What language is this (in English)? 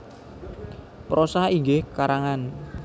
Javanese